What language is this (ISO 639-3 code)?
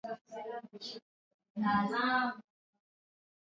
swa